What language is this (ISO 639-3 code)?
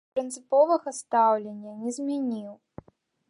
bel